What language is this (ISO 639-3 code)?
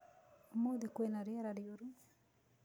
kik